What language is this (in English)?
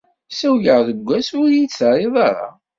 Kabyle